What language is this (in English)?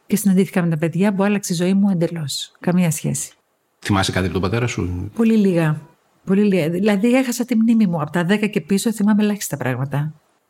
Greek